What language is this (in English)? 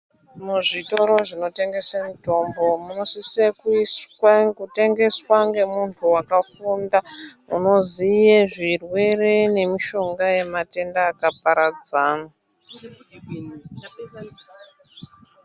Ndau